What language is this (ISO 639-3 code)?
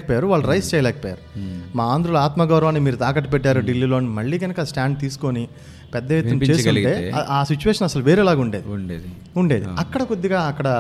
tel